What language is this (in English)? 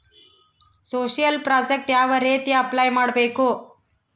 Kannada